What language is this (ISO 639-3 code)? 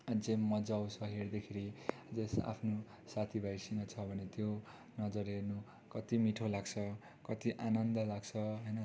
nep